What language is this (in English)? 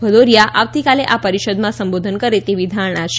Gujarati